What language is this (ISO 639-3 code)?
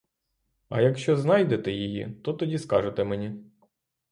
ukr